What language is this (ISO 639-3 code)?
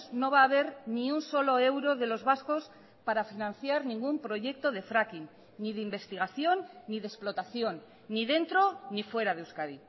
spa